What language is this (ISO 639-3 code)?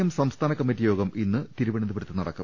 mal